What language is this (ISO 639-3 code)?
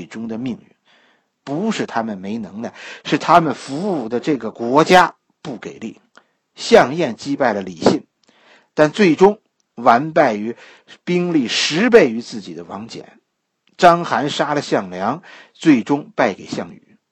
zho